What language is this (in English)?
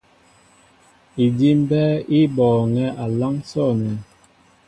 Mbo (Cameroon)